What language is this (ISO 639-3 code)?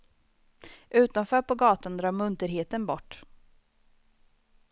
swe